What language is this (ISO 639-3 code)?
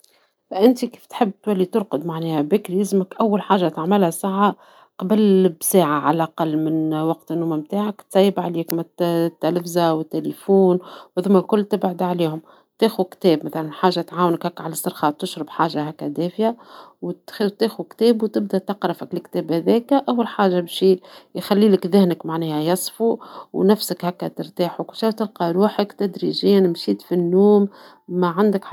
aeb